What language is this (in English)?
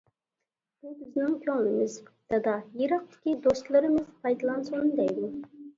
Uyghur